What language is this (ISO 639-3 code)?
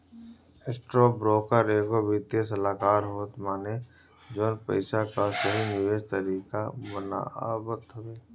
bho